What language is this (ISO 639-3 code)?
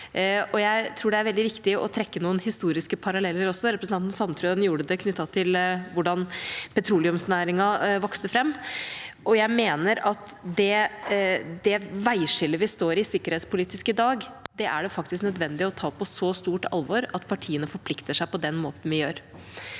nor